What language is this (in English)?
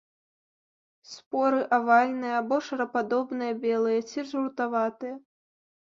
Belarusian